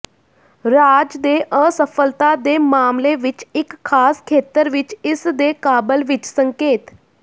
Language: Punjabi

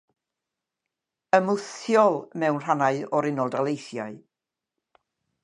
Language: Welsh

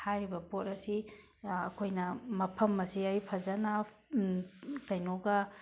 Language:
Manipuri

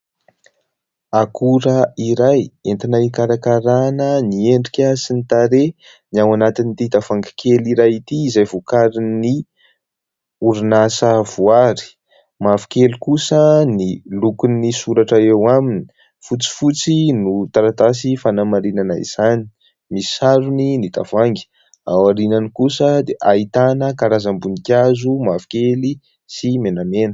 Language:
Malagasy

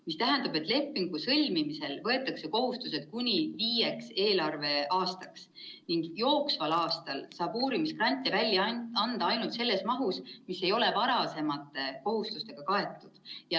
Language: Estonian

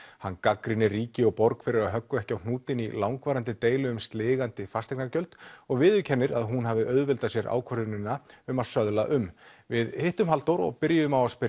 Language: Icelandic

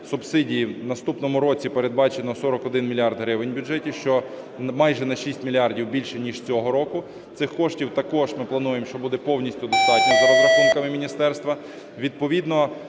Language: Ukrainian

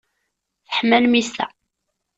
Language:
Kabyle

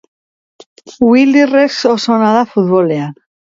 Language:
Basque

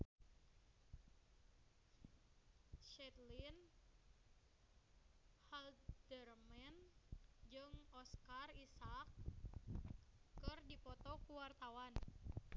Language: Sundanese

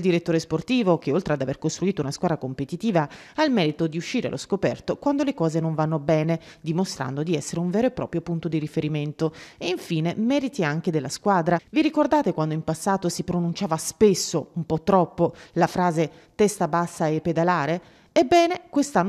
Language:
Italian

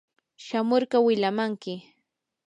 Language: Yanahuanca Pasco Quechua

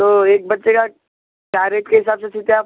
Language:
Urdu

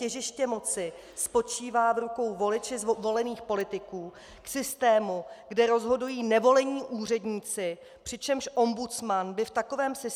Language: Czech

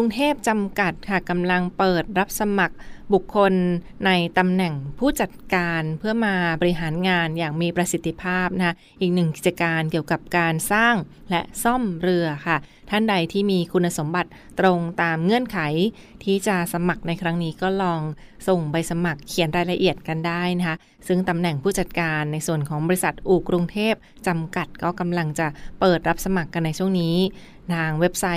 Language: Thai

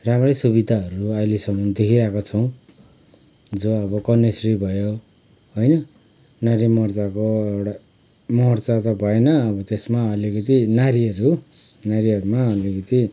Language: Nepali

